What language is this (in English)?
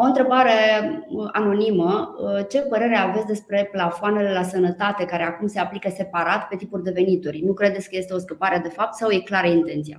Romanian